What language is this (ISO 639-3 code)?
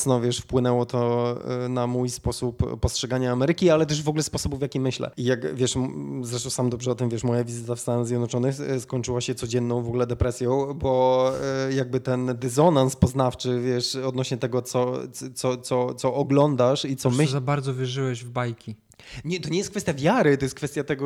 pol